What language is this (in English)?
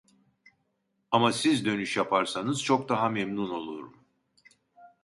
Turkish